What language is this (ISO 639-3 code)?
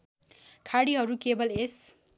nep